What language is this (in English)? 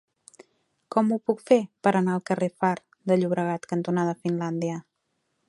Catalan